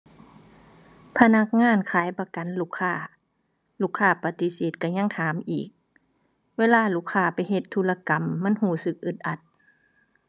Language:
Thai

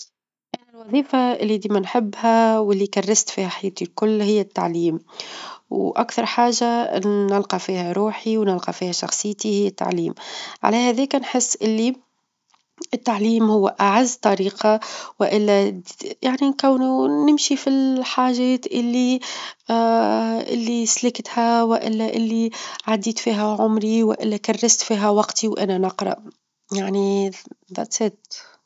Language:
Tunisian Arabic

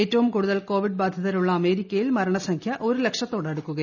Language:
Malayalam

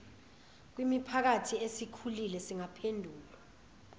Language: Zulu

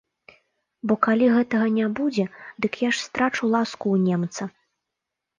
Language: Belarusian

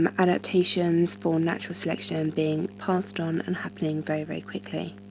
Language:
English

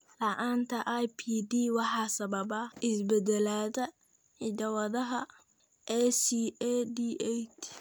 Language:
Somali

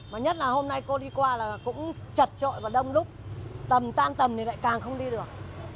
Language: Vietnamese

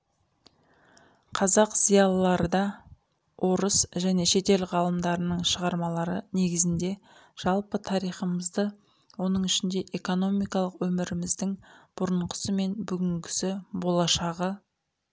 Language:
Kazakh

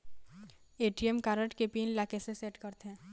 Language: Chhattisgarhi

